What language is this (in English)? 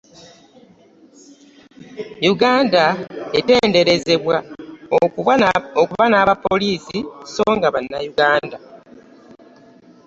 Ganda